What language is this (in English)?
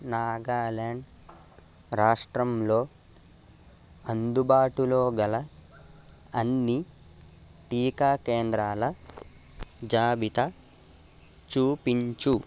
Telugu